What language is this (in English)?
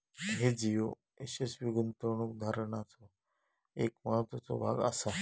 Marathi